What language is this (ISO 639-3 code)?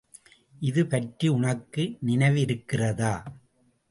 tam